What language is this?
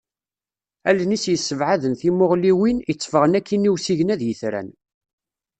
Kabyle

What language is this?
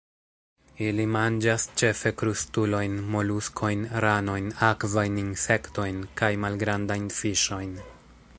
Esperanto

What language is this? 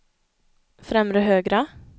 Swedish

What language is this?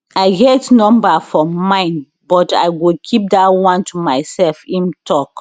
Nigerian Pidgin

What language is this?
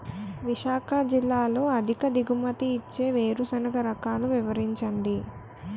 Telugu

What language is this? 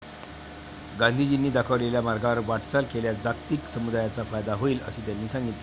Marathi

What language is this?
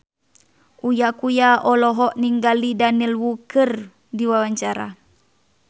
Sundanese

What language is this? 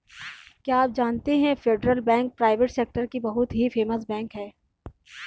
Hindi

